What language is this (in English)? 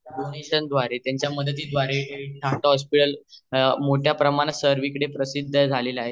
Marathi